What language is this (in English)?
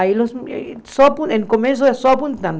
Portuguese